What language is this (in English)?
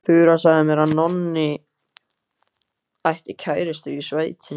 Icelandic